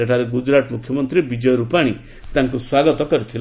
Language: Odia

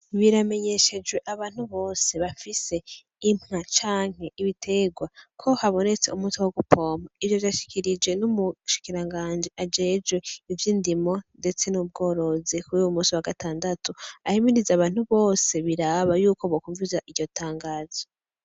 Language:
Rundi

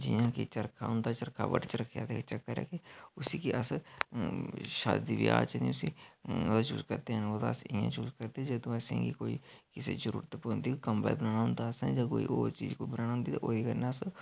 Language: Dogri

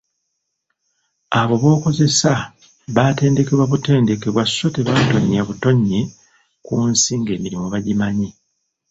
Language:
Ganda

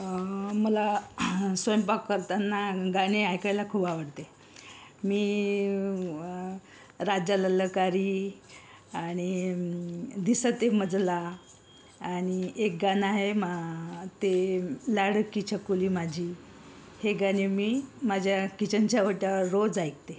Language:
Marathi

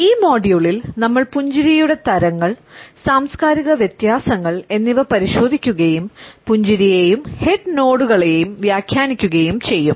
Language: Malayalam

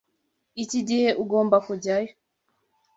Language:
Kinyarwanda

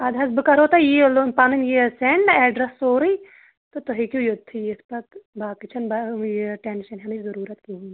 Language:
Kashmiri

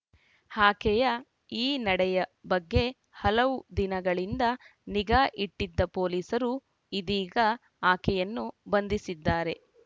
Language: Kannada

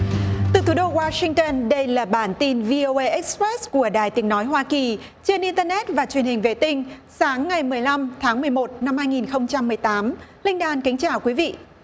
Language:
Vietnamese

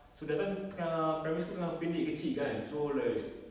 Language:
English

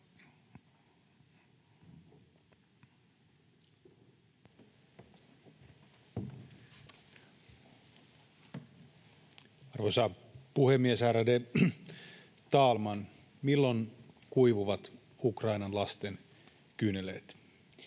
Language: Finnish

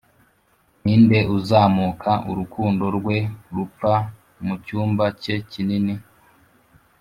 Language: Kinyarwanda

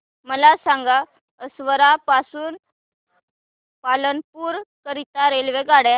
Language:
Marathi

